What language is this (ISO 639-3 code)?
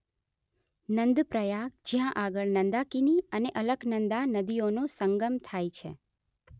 guj